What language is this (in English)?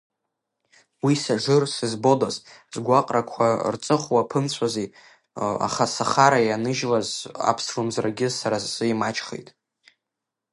Abkhazian